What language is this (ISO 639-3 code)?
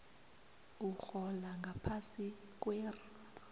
nbl